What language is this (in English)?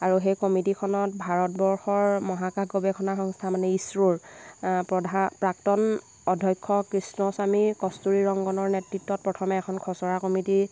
Assamese